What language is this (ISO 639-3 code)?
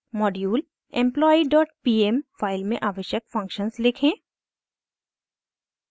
hin